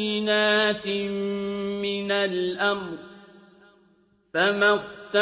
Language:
Arabic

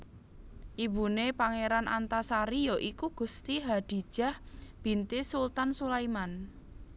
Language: Javanese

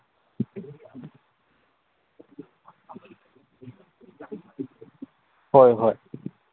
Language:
Manipuri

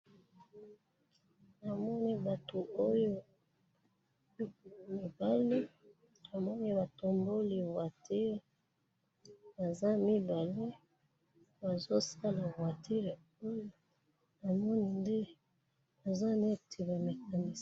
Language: Lingala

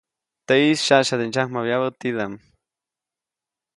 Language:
Copainalá Zoque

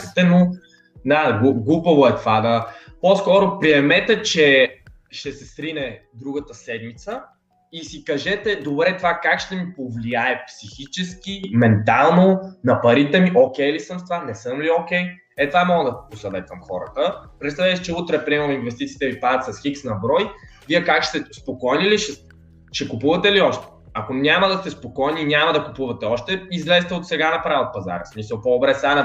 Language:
Bulgarian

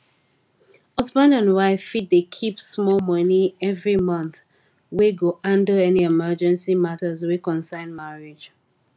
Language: Nigerian Pidgin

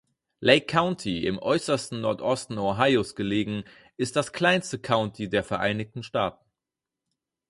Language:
German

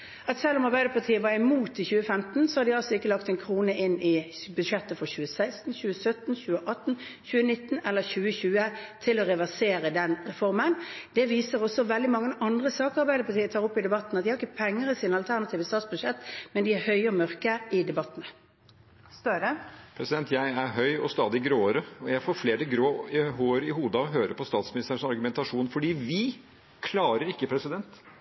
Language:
Norwegian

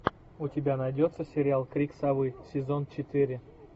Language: Russian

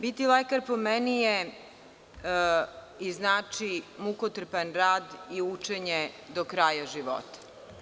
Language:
Serbian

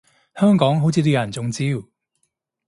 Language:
Cantonese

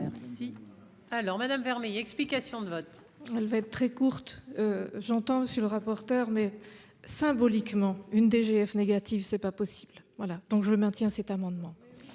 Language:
French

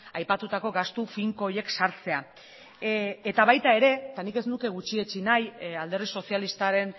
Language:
Basque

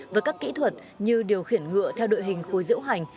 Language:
Vietnamese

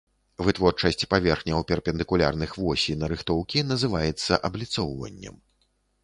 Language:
Belarusian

